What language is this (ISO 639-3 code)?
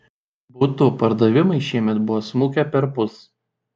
lit